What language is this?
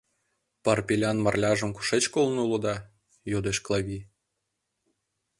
Mari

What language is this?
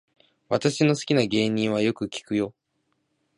Japanese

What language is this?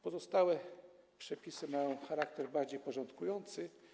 Polish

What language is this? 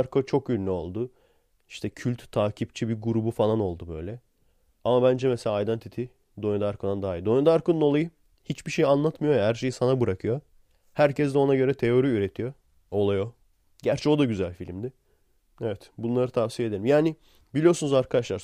Turkish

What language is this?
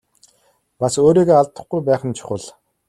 Mongolian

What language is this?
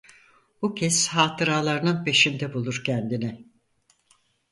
Turkish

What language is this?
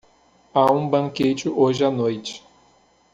Portuguese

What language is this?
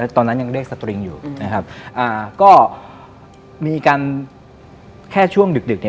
Thai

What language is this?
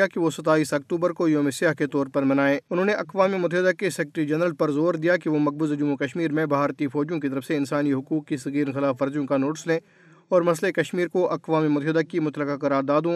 Urdu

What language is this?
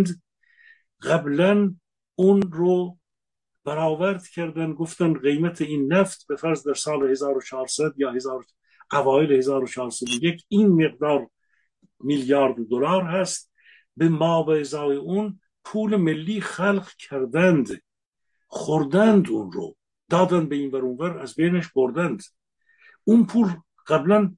Persian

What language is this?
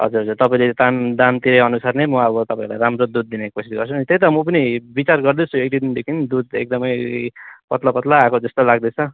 Nepali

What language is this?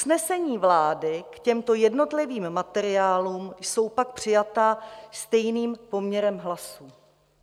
Czech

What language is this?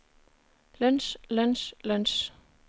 Norwegian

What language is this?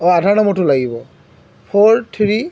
Assamese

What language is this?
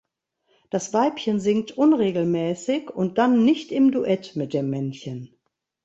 German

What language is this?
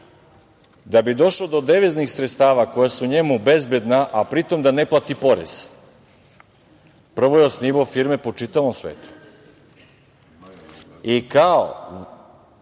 Serbian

